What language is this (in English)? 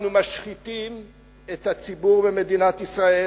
Hebrew